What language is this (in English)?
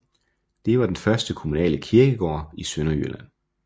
Danish